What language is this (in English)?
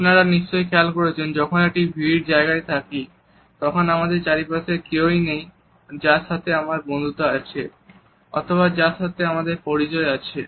Bangla